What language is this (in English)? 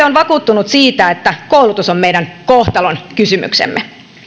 Finnish